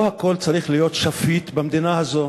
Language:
Hebrew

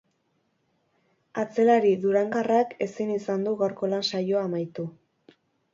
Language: Basque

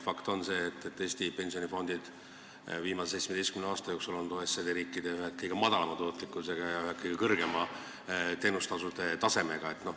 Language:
Estonian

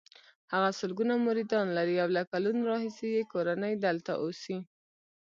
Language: Pashto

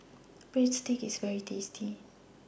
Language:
English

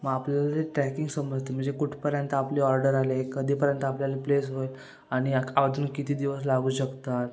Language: Marathi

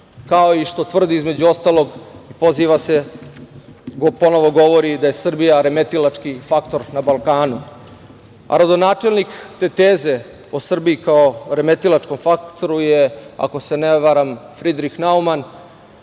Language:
Serbian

